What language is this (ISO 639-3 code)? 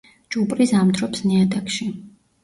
kat